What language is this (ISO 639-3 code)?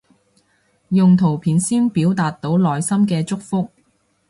yue